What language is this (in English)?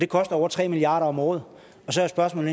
Danish